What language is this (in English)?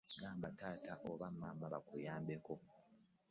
Ganda